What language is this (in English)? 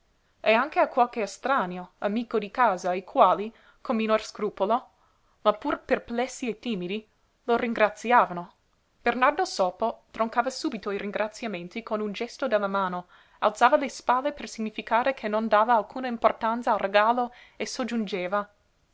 Italian